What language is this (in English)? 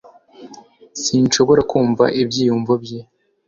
Kinyarwanda